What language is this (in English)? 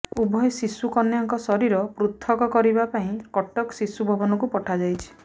Odia